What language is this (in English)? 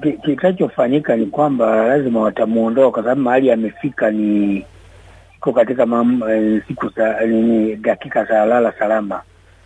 Swahili